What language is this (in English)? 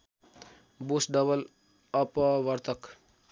Nepali